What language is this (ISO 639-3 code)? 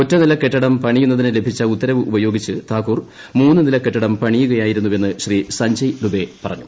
mal